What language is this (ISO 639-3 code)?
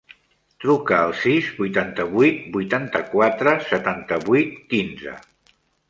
cat